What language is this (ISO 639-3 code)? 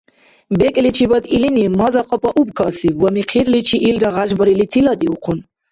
dar